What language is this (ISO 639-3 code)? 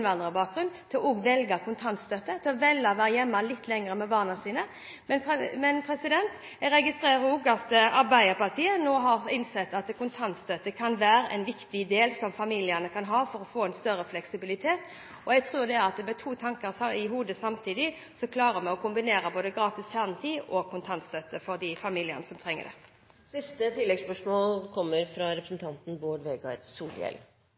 nor